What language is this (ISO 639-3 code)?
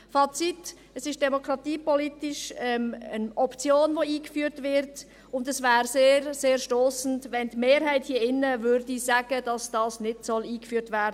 gsw